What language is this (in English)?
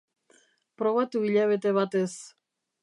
Basque